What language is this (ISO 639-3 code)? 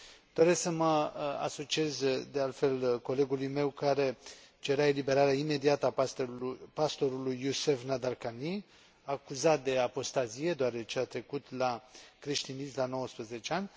ron